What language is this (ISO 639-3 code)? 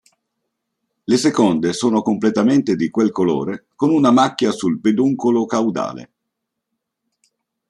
ita